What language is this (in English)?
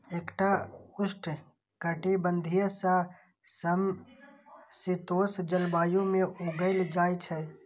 Maithili